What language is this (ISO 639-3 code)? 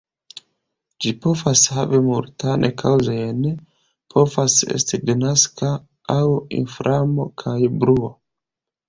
epo